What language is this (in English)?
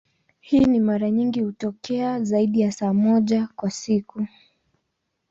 Swahili